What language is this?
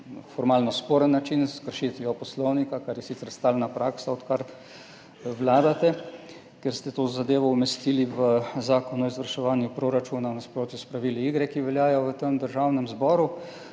Slovenian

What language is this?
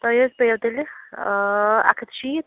Kashmiri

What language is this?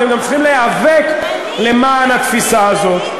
Hebrew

